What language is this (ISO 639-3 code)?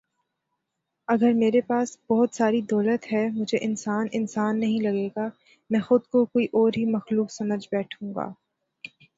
urd